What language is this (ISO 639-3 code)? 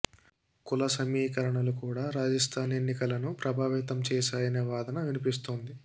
tel